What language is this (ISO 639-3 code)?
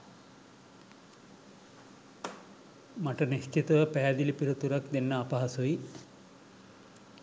sin